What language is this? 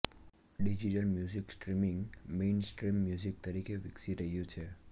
Gujarati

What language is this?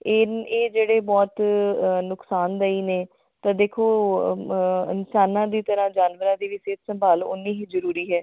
Punjabi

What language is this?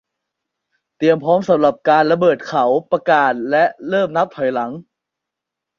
Thai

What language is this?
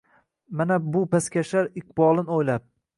Uzbek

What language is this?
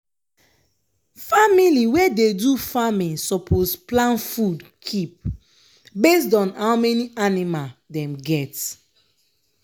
Nigerian Pidgin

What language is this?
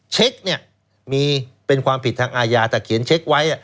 Thai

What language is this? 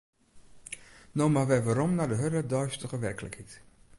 Western Frisian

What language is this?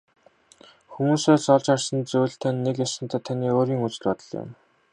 Mongolian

